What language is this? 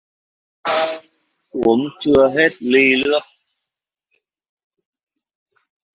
Vietnamese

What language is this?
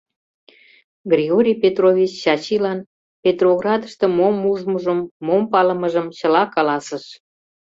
Mari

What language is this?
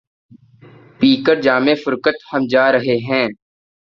Urdu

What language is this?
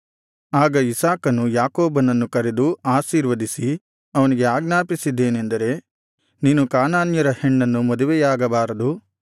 Kannada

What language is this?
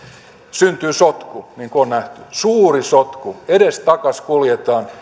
Finnish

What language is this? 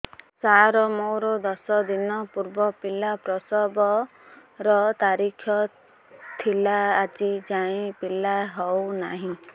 Odia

